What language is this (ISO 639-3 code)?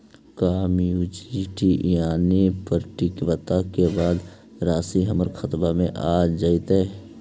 mag